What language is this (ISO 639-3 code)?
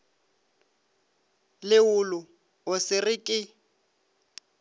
nso